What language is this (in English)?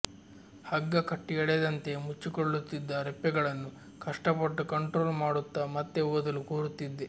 Kannada